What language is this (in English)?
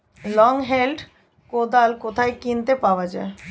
Bangla